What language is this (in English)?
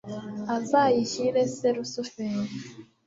Kinyarwanda